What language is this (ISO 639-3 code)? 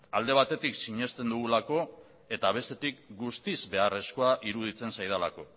eus